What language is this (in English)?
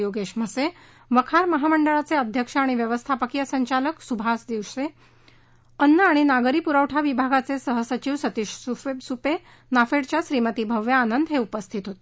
Marathi